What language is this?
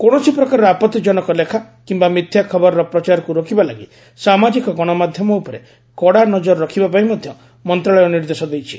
Odia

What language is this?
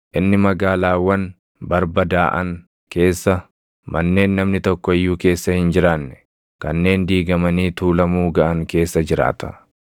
Oromo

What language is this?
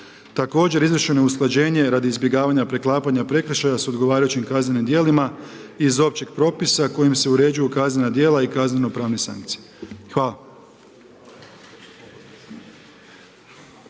Croatian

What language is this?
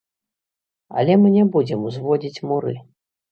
Belarusian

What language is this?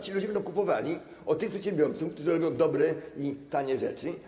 Polish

